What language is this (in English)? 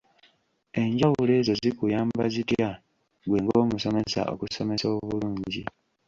Ganda